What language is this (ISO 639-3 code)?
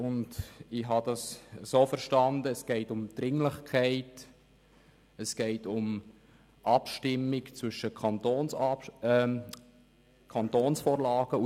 gsw